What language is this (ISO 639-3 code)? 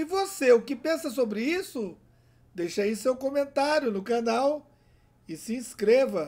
por